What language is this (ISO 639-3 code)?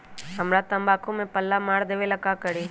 mag